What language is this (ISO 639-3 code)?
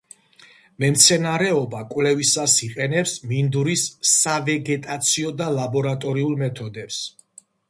kat